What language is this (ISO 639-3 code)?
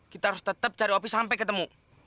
ind